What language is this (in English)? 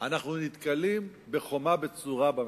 Hebrew